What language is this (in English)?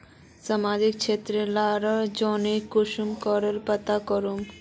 Magahi